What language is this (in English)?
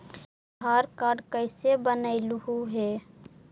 Magahi